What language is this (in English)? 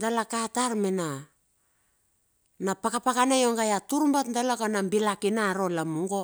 Bilur